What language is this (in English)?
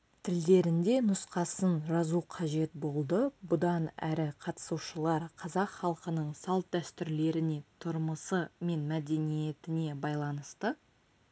Kazakh